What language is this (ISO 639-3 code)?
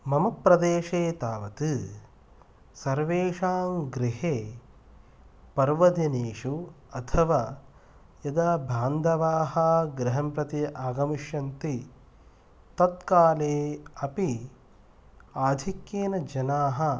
san